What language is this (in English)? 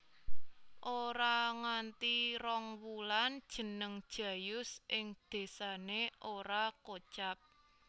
Javanese